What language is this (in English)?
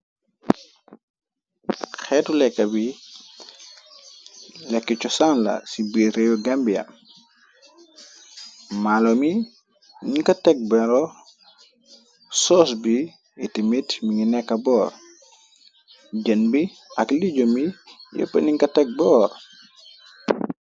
Wolof